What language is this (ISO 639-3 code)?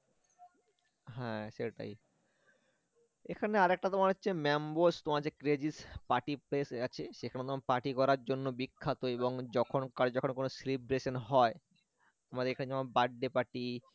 ben